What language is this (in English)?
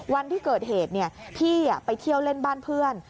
Thai